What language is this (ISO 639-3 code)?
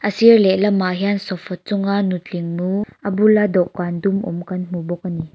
lus